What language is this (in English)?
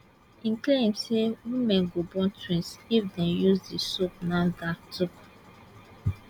Nigerian Pidgin